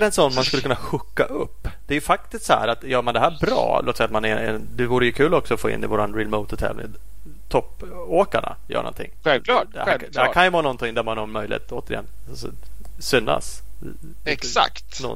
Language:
Swedish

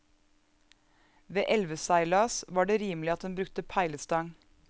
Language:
Norwegian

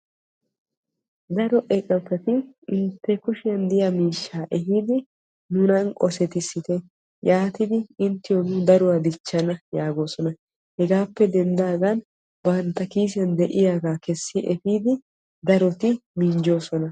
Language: Wolaytta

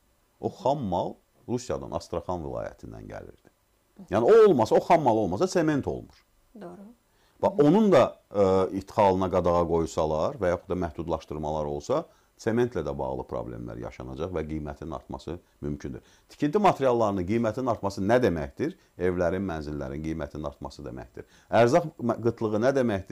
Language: Turkish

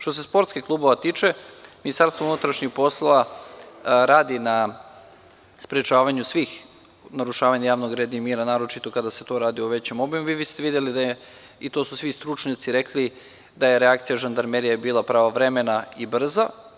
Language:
Serbian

